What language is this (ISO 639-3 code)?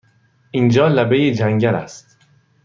fas